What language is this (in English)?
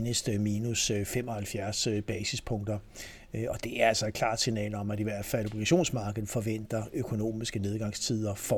Danish